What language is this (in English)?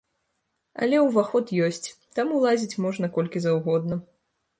Belarusian